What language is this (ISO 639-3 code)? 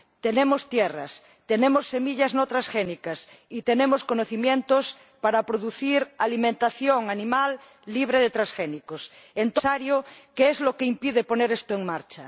spa